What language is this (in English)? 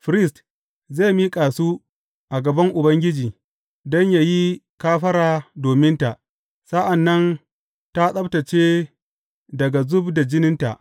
Hausa